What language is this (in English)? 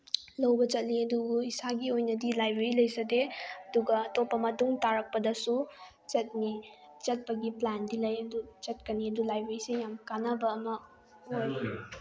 Manipuri